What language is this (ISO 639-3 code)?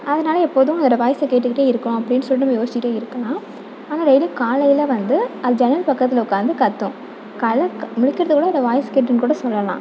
tam